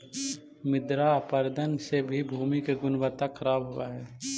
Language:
Magahi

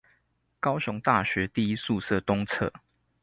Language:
Chinese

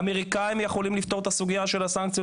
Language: Hebrew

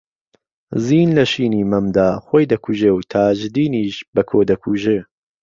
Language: Central Kurdish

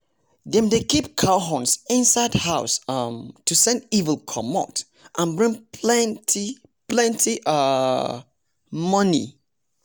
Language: Nigerian Pidgin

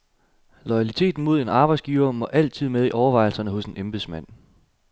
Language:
Danish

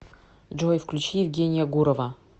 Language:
Russian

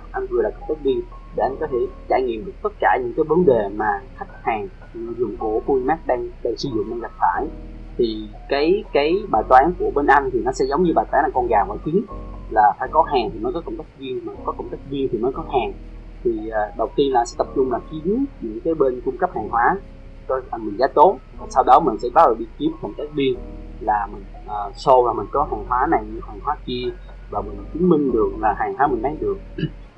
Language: Vietnamese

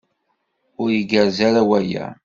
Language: Kabyle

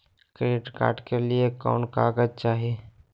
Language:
Magahi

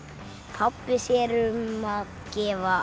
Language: Icelandic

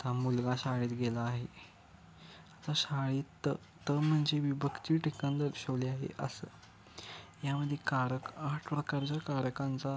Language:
Marathi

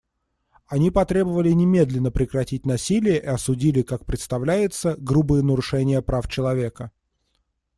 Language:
Russian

